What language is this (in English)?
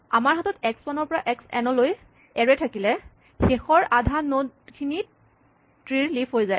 Assamese